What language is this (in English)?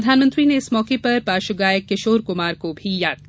Hindi